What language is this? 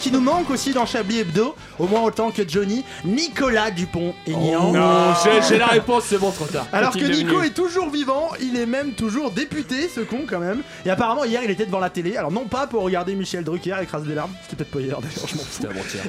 French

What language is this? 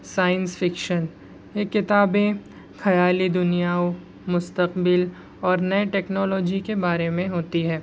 Urdu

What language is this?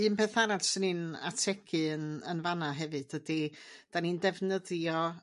Welsh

